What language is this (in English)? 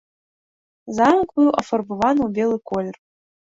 Belarusian